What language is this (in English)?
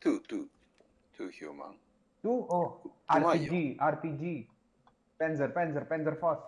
Japanese